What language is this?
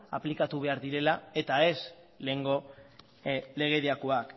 Basque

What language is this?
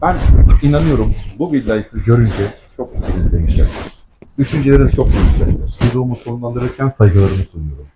Turkish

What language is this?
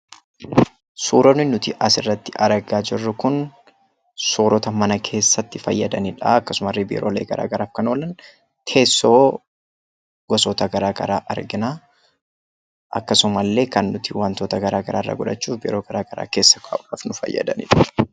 Oromo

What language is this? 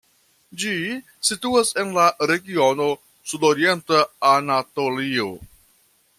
Esperanto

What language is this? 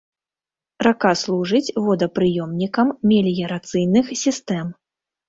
Belarusian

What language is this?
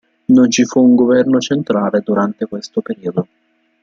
Italian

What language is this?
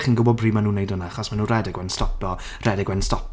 Welsh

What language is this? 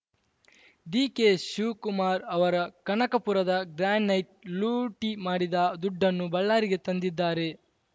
Kannada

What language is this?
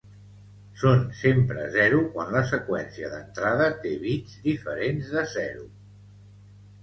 Catalan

